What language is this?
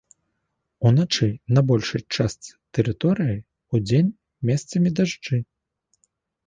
Belarusian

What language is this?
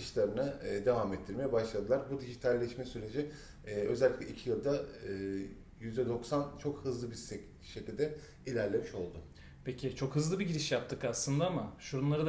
Turkish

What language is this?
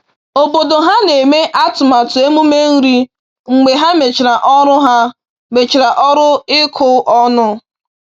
Igbo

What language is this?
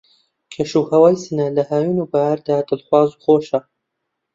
Central Kurdish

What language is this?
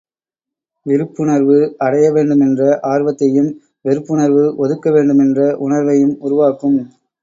Tamil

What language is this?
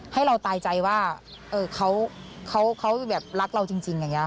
Thai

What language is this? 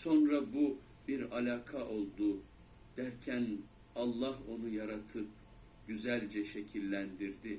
Turkish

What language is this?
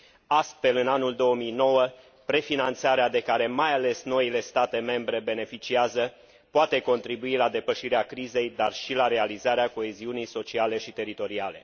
Romanian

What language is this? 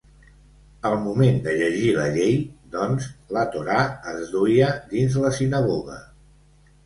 Catalan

